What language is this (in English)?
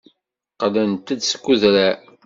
Kabyle